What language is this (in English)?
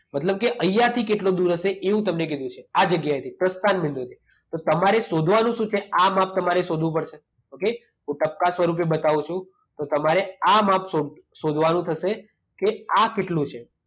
Gujarati